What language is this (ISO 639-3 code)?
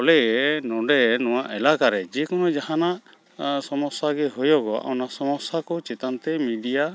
sat